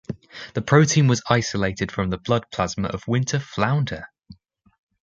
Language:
English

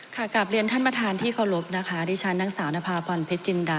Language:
Thai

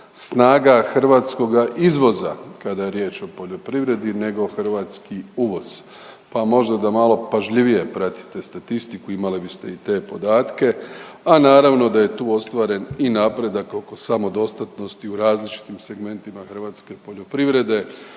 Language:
Croatian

